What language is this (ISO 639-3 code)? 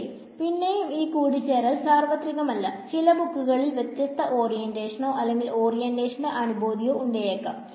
mal